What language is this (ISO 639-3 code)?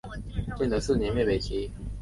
zho